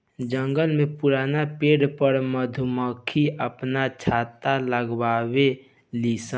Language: Bhojpuri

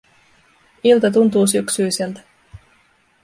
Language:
Finnish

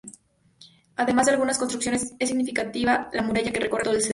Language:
Spanish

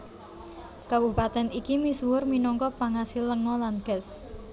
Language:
Javanese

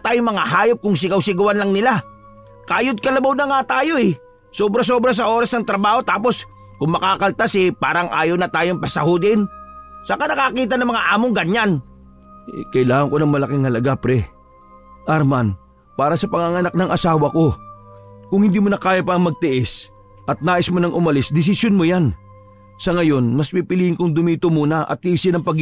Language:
Filipino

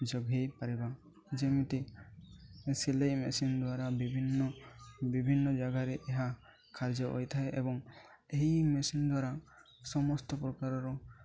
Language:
Odia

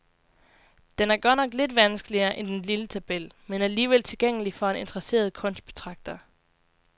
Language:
Danish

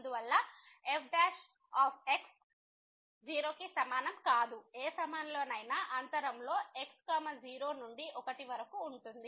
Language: Telugu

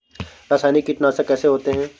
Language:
Hindi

